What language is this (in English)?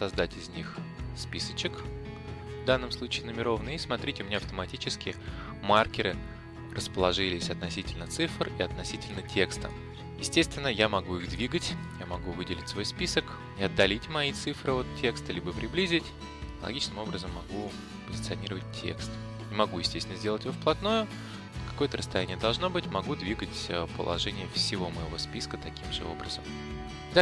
Russian